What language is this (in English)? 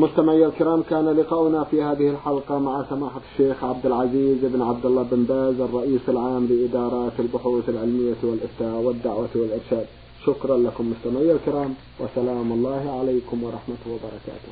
Arabic